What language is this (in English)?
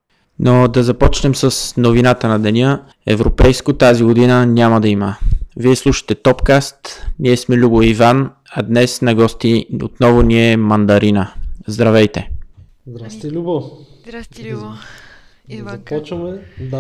Bulgarian